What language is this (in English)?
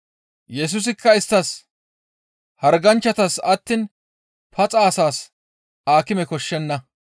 Gamo